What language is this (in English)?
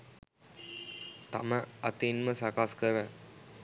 Sinhala